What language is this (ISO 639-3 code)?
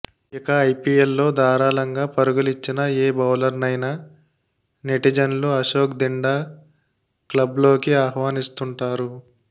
tel